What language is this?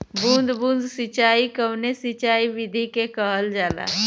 Bhojpuri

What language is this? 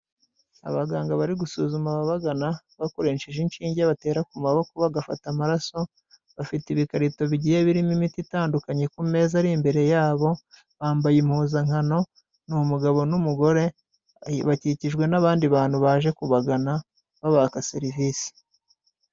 Kinyarwanda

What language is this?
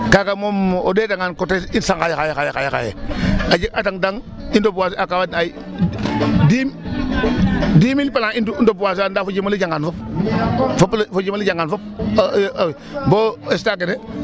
Serer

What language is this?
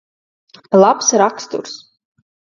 Latvian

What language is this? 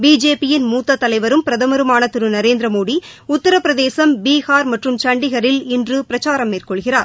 Tamil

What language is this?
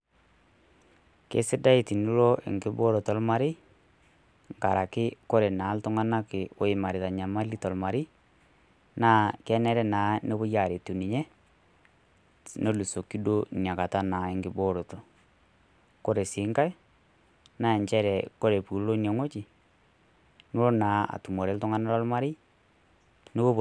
Masai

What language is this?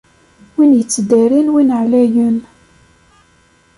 Kabyle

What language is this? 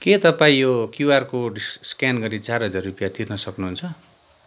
Nepali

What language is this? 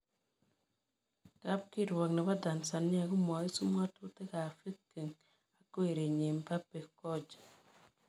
Kalenjin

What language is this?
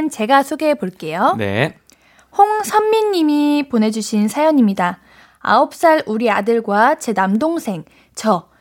Korean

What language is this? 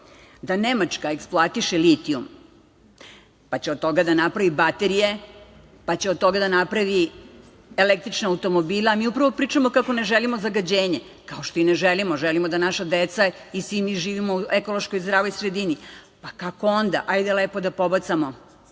Serbian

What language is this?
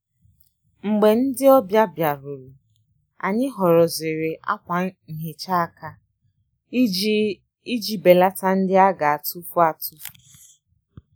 Igbo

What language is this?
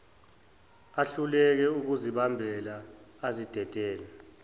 Zulu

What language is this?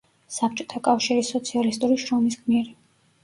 Georgian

